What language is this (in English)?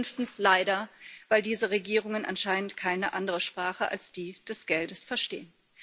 German